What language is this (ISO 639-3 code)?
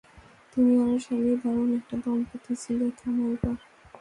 ben